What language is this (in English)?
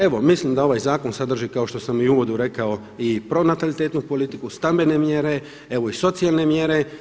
Croatian